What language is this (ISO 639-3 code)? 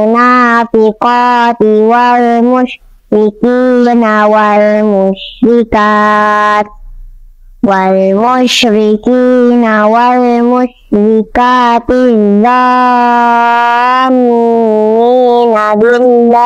ara